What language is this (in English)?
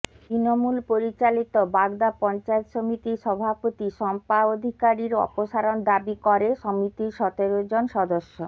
Bangla